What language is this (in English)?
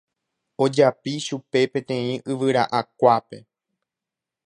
Guarani